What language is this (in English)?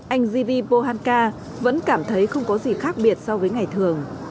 Vietnamese